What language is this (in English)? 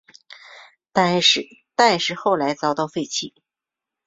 Chinese